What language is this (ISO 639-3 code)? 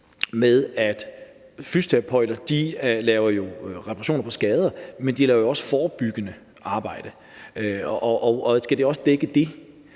dan